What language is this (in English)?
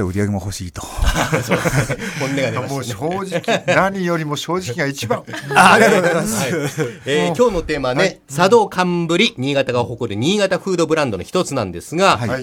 Japanese